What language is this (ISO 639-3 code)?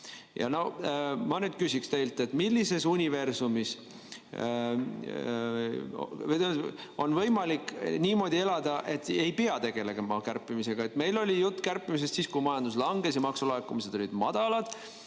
est